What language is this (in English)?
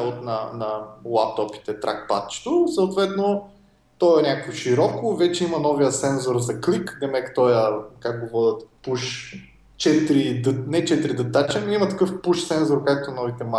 Bulgarian